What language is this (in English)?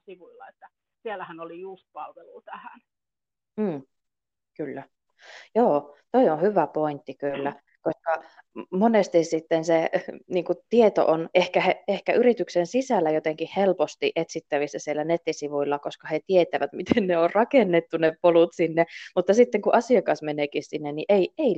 Finnish